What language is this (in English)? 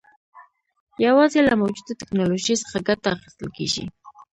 Pashto